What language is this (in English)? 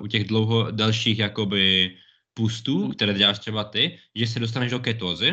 Czech